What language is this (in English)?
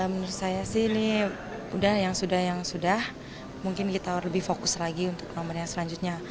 Indonesian